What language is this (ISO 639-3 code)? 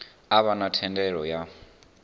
ven